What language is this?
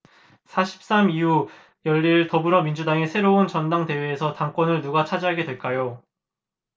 Korean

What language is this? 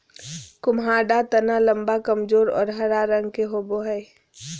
Magahi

